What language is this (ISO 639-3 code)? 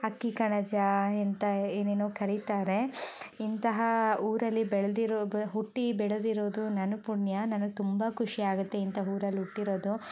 kan